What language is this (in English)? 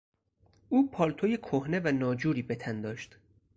Persian